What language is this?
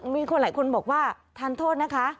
Thai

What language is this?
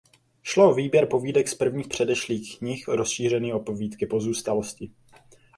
Czech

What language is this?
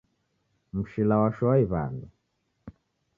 Taita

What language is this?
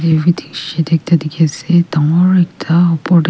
Naga Pidgin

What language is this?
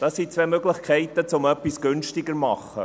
Swiss German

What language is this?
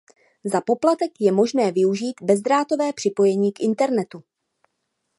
Czech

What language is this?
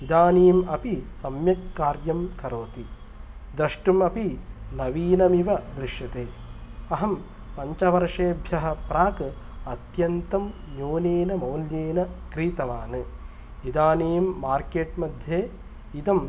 Sanskrit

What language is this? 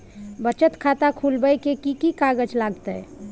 Maithili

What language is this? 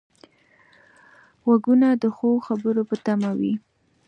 Pashto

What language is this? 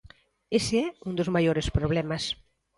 Galician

